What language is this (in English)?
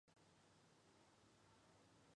Chinese